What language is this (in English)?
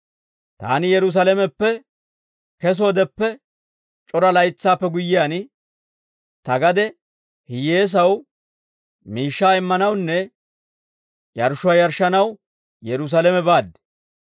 Dawro